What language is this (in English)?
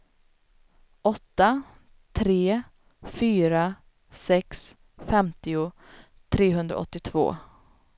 Swedish